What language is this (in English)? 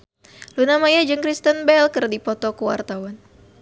Sundanese